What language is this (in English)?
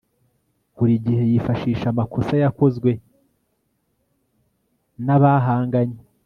Kinyarwanda